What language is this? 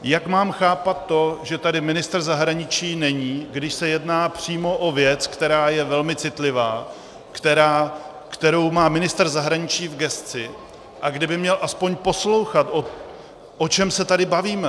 Czech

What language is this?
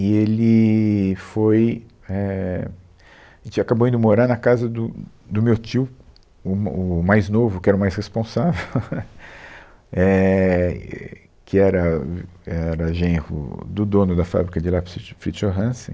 Portuguese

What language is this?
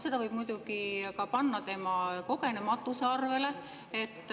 Estonian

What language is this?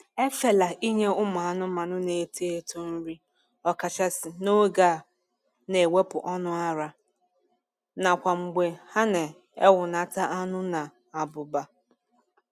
Igbo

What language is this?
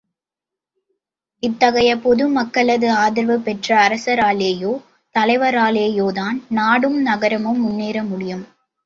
Tamil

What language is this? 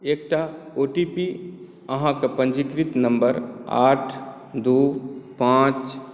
Maithili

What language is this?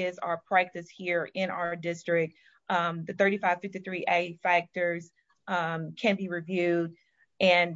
English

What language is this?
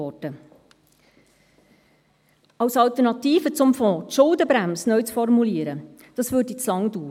Swiss German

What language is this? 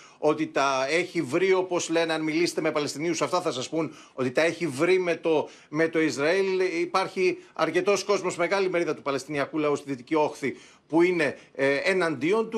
Greek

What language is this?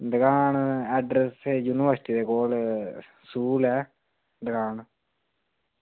Dogri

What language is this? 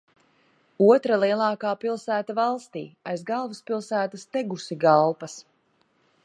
Latvian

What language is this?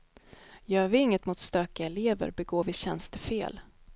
Swedish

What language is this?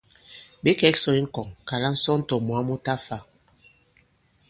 Bankon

